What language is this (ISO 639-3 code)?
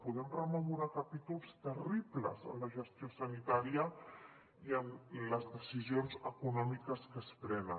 cat